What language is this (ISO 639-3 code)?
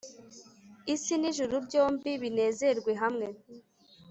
kin